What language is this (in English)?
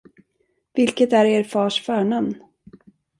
Swedish